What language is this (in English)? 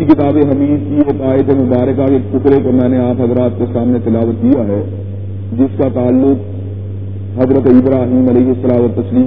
Urdu